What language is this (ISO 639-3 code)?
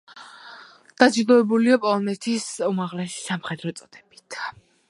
kat